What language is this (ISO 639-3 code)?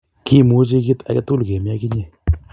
kln